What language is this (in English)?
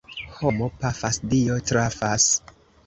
Esperanto